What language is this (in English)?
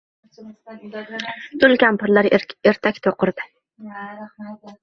Uzbek